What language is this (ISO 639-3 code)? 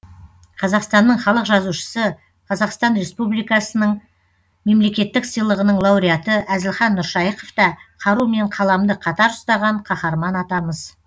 kaz